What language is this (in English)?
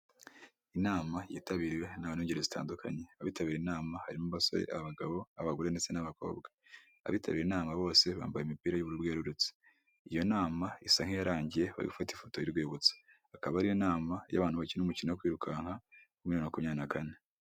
Kinyarwanda